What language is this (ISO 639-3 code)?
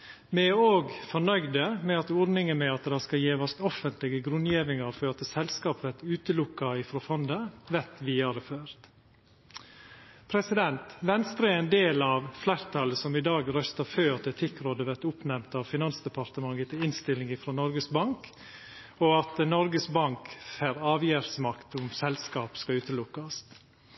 nno